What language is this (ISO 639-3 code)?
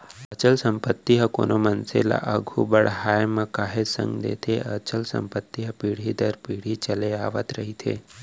hne